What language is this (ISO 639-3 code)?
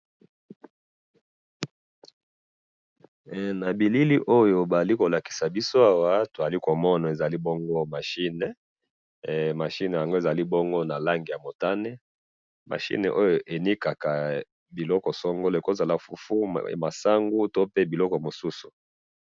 lin